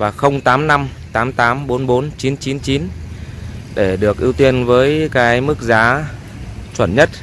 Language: Vietnamese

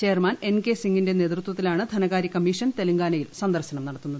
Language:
Malayalam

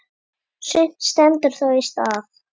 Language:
Icelandic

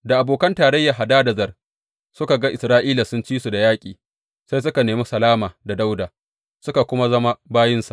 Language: Hausa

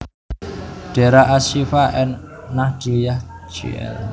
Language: Javanese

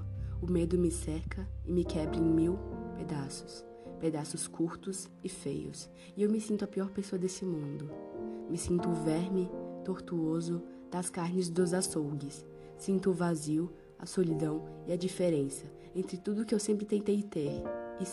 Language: Portuguese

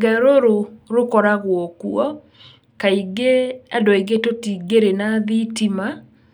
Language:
Kikuyu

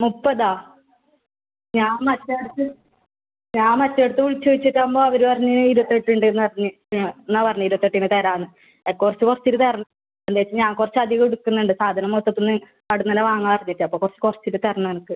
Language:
Malayalam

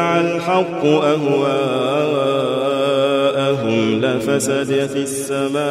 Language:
Arabic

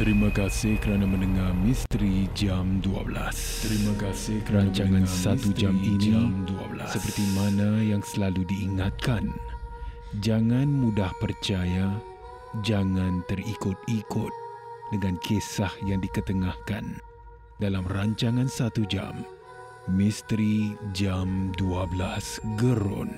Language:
Malay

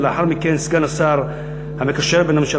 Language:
Hebrew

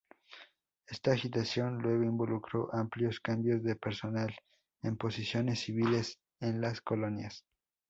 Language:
Spanish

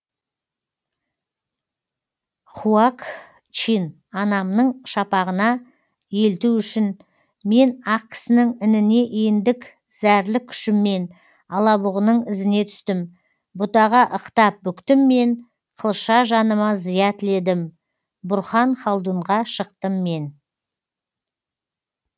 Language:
Kazakh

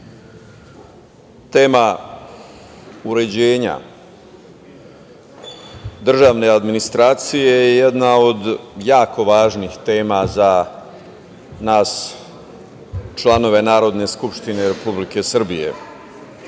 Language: Serbian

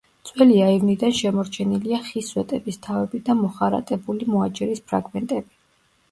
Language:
Georgian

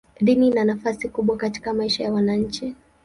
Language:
Swahili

